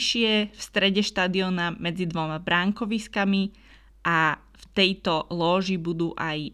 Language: Slovak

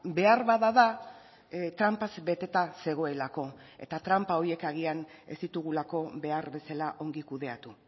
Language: Basque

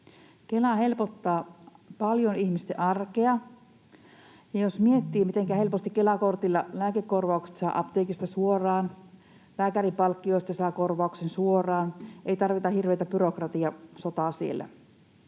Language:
Finnish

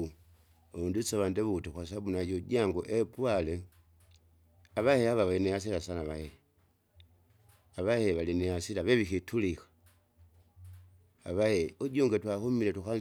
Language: Kinga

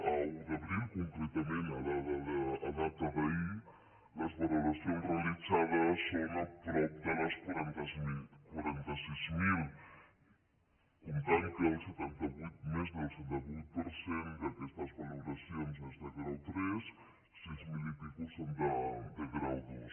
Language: Catalan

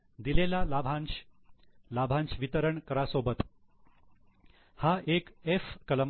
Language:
Marathi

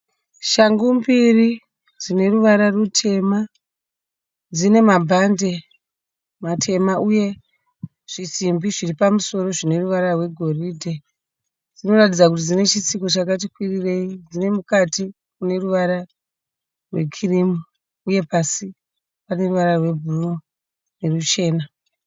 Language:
Shona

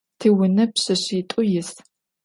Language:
Adyghe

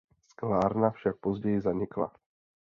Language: Czech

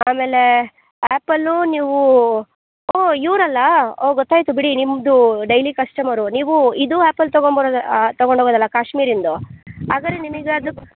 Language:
Kannada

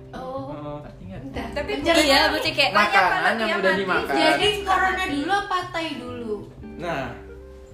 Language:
Indonesian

